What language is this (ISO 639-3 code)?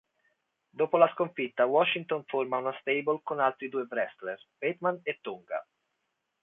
ita